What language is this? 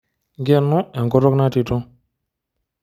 Masai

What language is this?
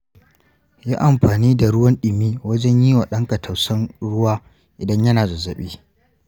Hausa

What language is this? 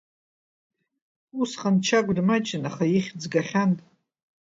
Abkhazian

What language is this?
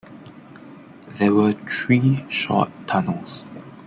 English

